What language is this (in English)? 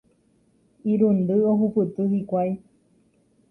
Guarani